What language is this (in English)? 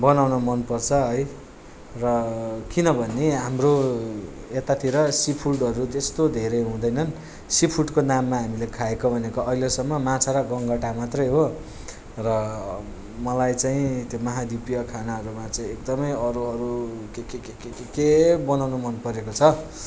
Nepali